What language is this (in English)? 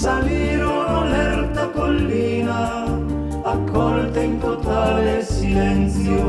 Italian